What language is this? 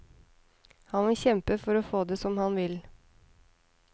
Norwegian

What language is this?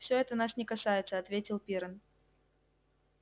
Russian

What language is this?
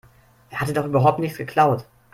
German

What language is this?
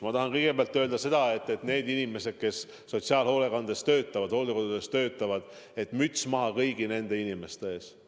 Estonian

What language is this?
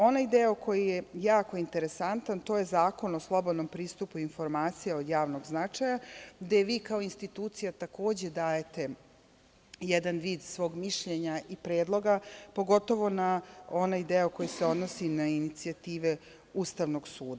Serbian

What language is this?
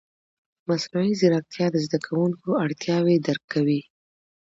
Pashto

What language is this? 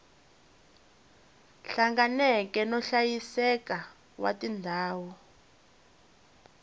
Tsonga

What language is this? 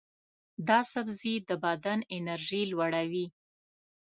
Pashto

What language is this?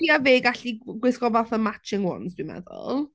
Welsh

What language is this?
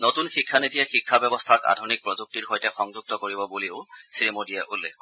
Assamese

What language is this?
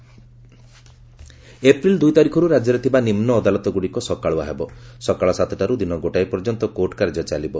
Odia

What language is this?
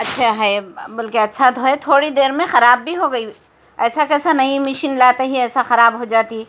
Urdu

